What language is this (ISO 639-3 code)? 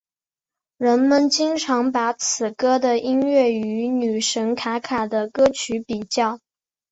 zho